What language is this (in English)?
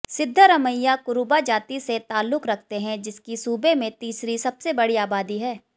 Hindi